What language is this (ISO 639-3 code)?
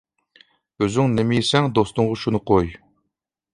uig